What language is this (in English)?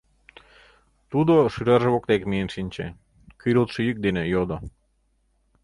Mari